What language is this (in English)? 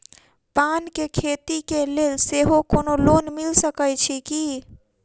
Maithili